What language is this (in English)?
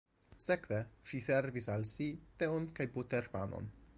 Esperanto